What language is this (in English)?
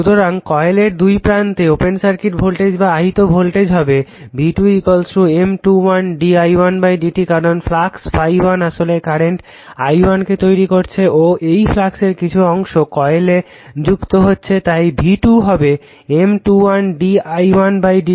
Bangla